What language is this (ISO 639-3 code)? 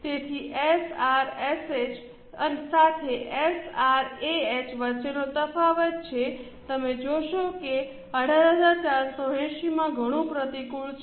guj